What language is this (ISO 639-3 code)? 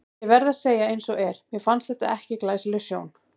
isl